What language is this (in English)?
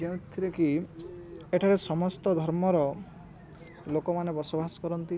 Odia